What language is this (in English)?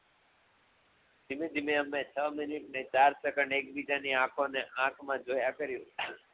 Gujarati